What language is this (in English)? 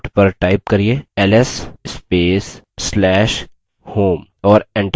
Hindi